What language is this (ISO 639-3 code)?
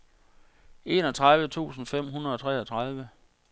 dan